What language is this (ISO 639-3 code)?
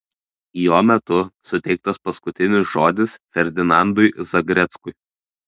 lit